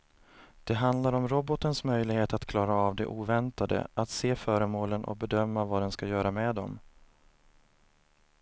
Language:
Swedish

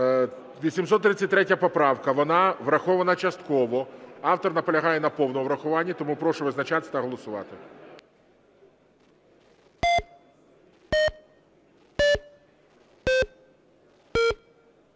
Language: Ukrainian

